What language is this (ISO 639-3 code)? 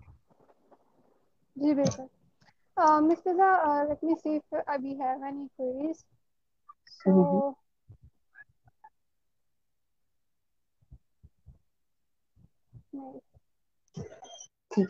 urd